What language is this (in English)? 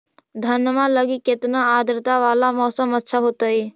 Magahi